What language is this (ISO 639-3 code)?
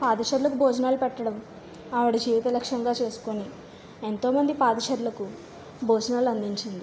tel